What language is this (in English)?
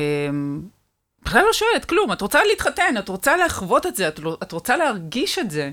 Hebrew